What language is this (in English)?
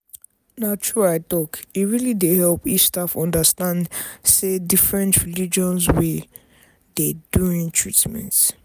Nigerian Pidgin